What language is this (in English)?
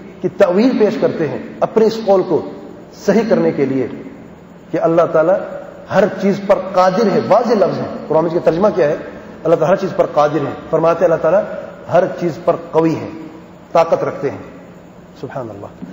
Hindi